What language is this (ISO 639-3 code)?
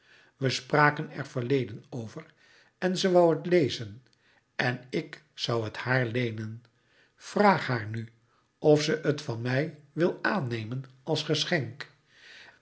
nld